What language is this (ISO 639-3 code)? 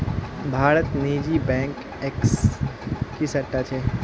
mag